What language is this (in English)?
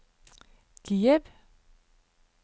Norwegian